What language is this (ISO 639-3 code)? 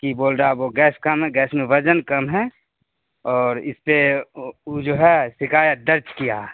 urd